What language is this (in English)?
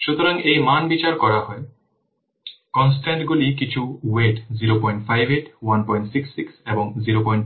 Bangla